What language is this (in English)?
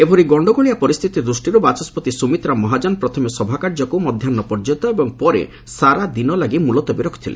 Odia